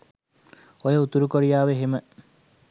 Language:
Sinhala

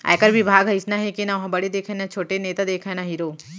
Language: Chhattisgarhi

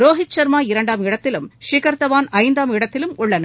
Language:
Tamil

